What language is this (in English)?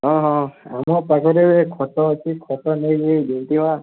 Odia